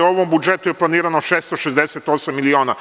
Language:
Serbian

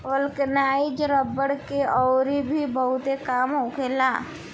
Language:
Bhojpuri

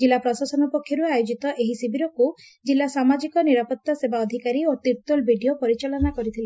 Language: Odia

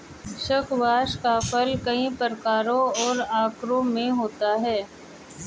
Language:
Hindi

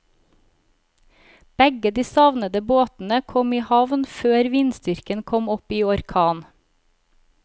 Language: Norwegian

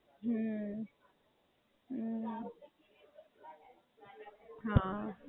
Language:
Gujarati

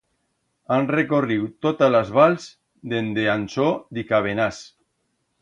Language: Aragonese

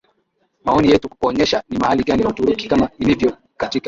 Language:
Swahili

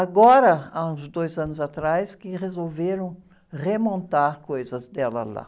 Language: Portuguese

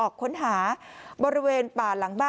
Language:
Thai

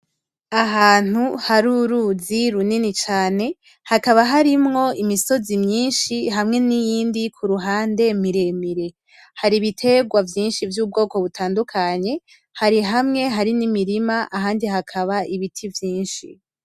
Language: Rundi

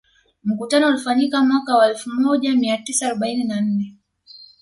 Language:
Swahili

